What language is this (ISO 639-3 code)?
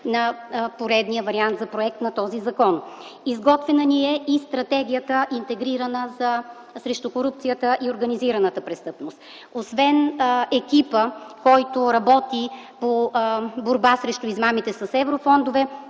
bul